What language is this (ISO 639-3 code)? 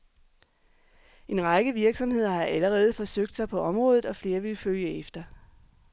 dan